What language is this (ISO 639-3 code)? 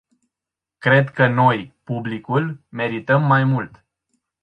ron